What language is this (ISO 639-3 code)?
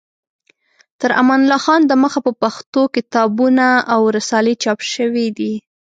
pus